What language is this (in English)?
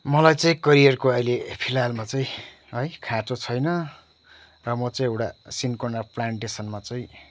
Nepali